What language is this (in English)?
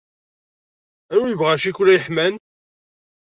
Kabyle